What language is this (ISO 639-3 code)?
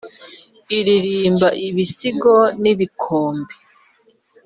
kin